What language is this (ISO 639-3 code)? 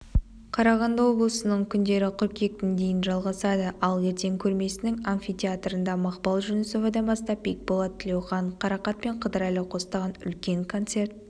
kaz